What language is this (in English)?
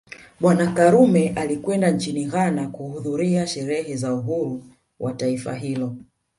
Swahili